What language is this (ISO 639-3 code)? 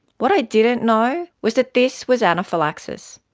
eng